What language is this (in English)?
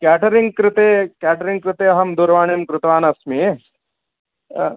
Sanskrit